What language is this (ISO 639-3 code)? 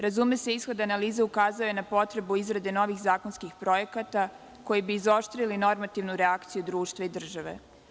srp